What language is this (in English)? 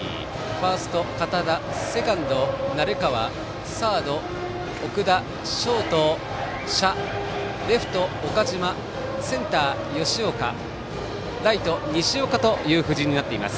Japanese